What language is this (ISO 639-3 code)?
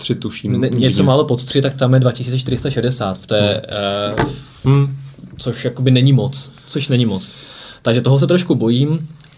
ces